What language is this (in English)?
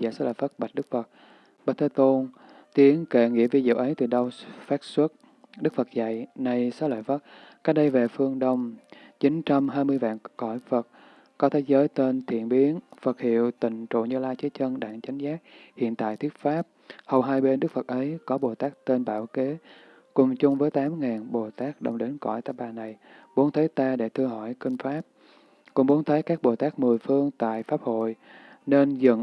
Vietnamese